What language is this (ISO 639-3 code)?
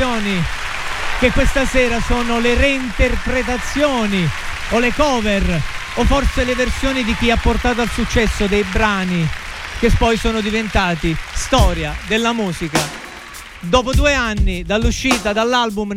ita